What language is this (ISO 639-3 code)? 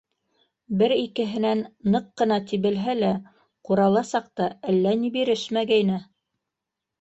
bak